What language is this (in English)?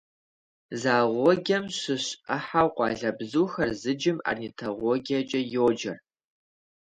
Kabardian